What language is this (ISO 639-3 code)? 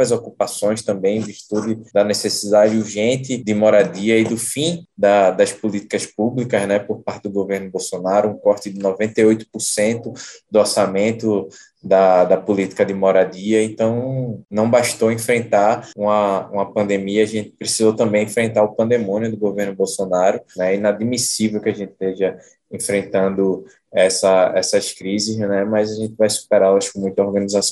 por